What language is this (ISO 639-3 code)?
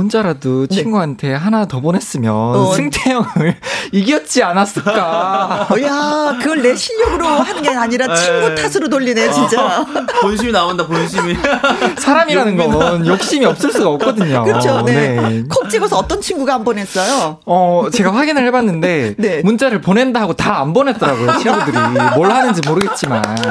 kor